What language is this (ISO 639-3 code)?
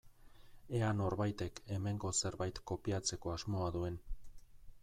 eus